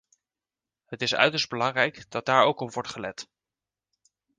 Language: Dutch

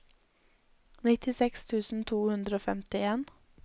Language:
Norwegian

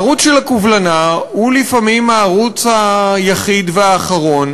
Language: Hebrew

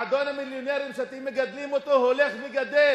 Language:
Hebrew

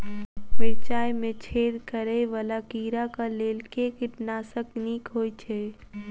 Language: Maithili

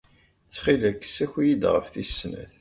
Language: Kabyle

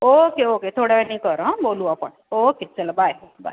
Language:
Marathi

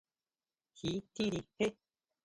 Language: Huautla Mazatec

